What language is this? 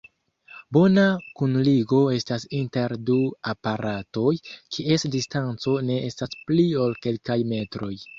Esperanto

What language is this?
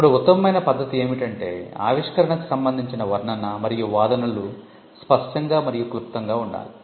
Telugu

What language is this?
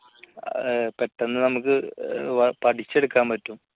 Malayalam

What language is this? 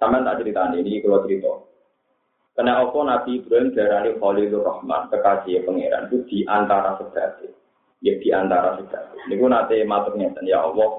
Malay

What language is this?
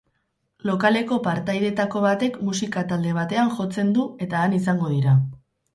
Basque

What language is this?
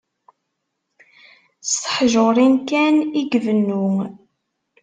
Kabyle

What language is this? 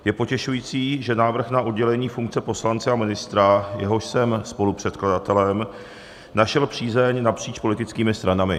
Czech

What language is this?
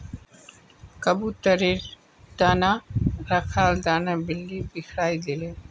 Magahi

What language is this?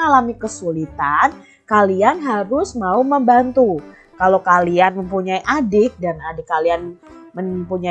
Indonesian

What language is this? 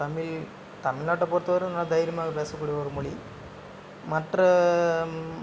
Tamil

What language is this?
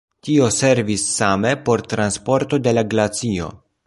Esperanto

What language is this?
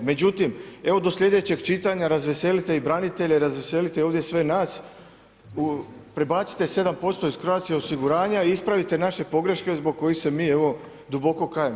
Croatian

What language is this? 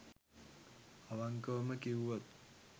Sinhala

